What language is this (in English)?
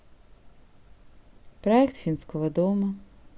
Russian